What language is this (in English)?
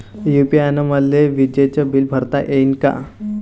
Marathi